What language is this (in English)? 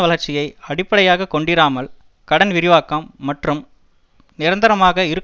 Tamil